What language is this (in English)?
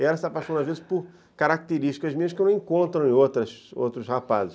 Portuguese